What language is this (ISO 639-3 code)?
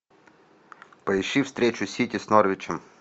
rus